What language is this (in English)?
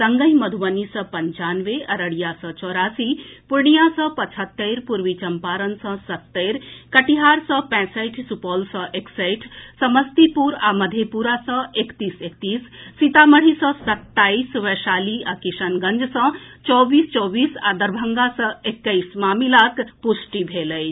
Maithili